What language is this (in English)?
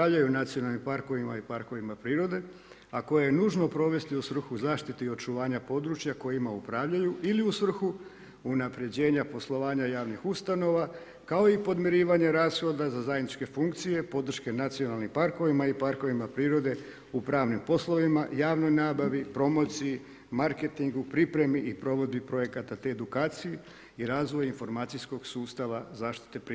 Croatian